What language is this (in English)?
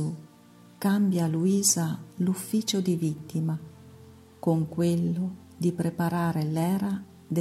Italian